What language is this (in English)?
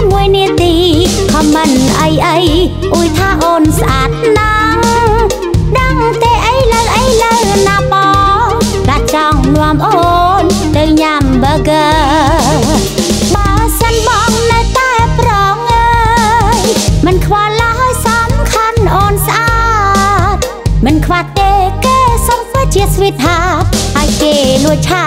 Thai